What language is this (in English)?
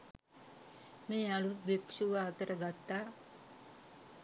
Sinhala